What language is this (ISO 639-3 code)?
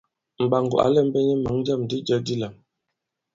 abb